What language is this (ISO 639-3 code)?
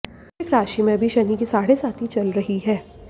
hin